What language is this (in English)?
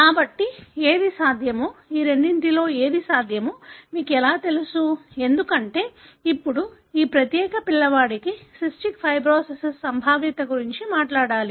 Telugu